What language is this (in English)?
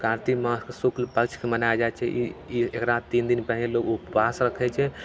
Maithili